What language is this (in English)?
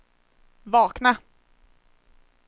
Swedish